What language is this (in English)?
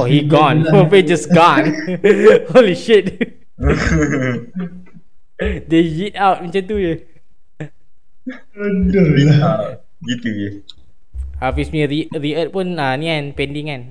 Malay